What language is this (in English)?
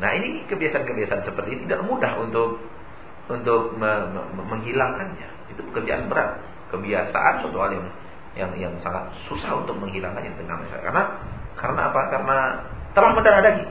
Indonesian